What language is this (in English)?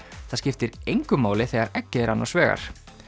Icelandic